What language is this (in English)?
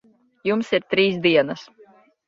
Latvian